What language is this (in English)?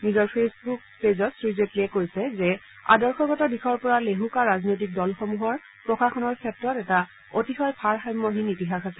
Assamese